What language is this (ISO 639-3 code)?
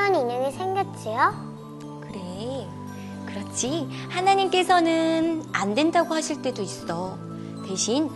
kor